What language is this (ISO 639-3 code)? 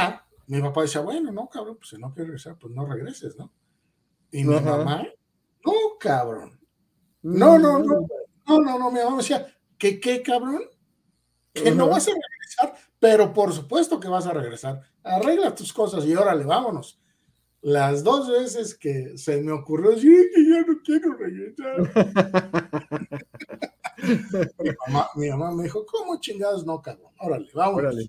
spa